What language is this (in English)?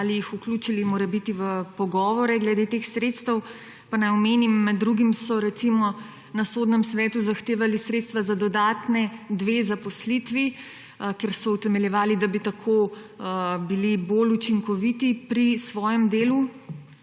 Slovenian